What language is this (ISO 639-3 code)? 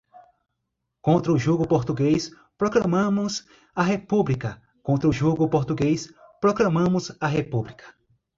por